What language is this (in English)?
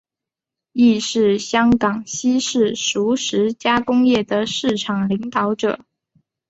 Chinese